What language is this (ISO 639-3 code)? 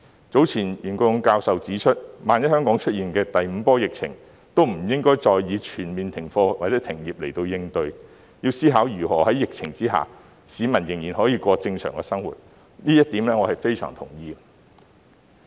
yue